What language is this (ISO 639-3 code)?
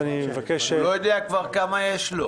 heb